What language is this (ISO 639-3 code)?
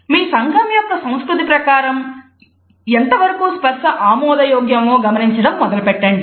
tel